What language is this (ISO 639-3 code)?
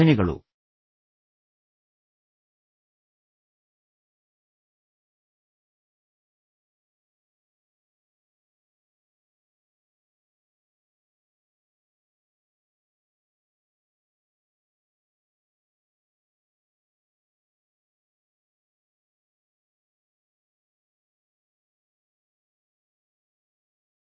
kan